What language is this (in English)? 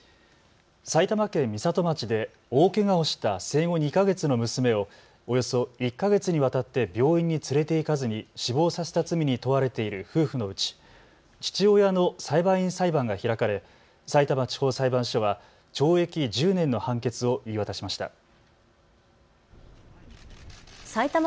Japanese